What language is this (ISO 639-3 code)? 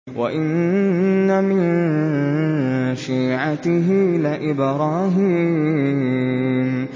ara